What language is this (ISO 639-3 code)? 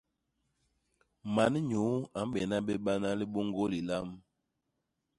bas